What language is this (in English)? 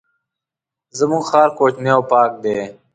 Pashto